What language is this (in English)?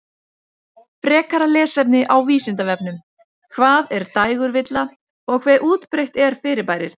Icelandic